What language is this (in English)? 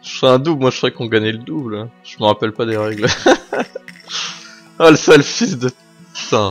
French